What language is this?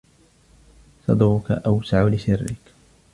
Arabic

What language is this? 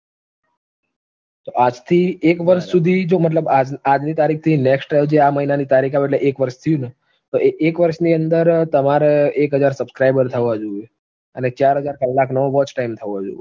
Gujarati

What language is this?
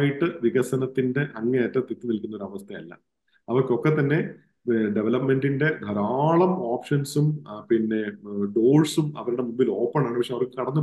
Malayalam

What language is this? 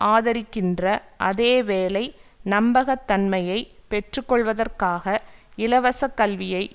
Tamil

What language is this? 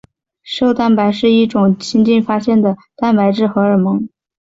Chinese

